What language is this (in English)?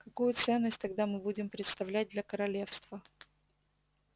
Russian